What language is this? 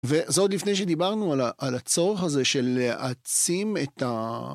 Hebrew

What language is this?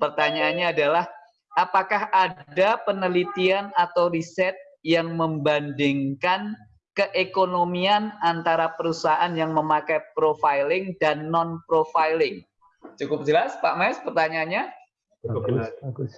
Indonesian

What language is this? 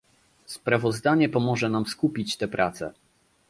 Polish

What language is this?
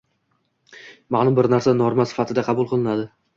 Uzbek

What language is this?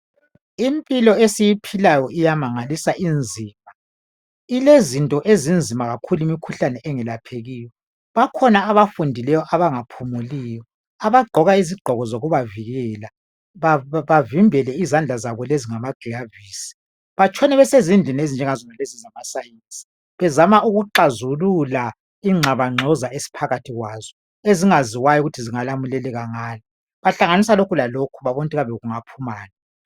North Ndebele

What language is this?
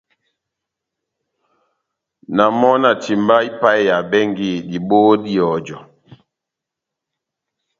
Batanga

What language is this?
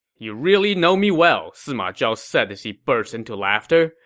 English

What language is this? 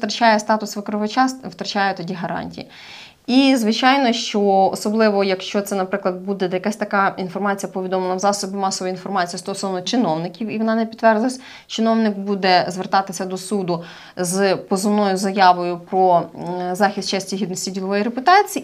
Ukrainian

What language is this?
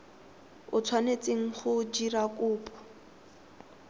Tswana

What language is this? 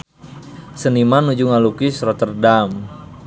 Sundanese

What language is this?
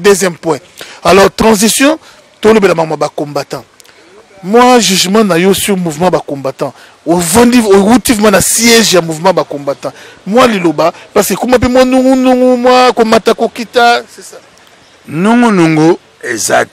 French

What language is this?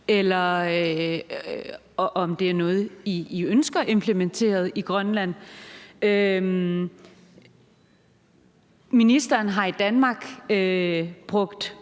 Danish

